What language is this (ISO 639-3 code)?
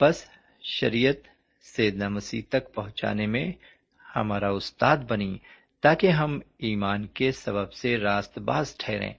urd